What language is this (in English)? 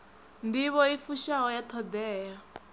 Venda